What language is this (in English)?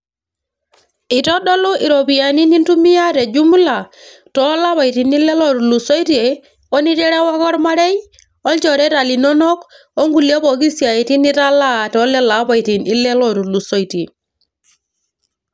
Masai